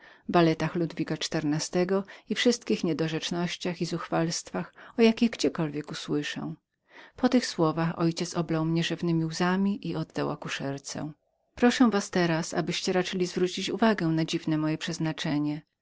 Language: Polish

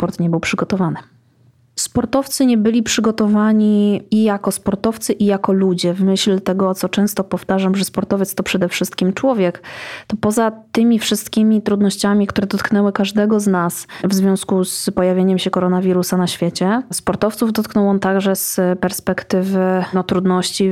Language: Polish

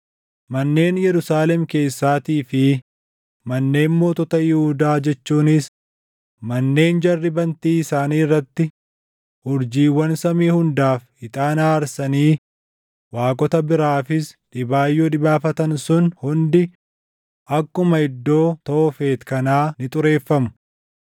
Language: Oromo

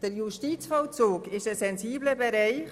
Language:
Swiss German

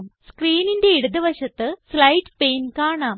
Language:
Malayalam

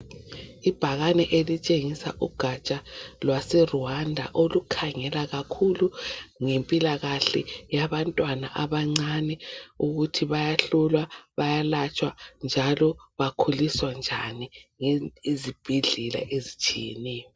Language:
North Ndebele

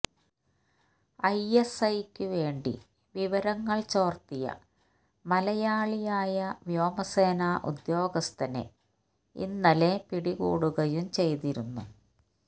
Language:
Malayalam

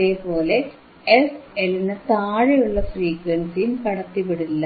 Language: Malayalam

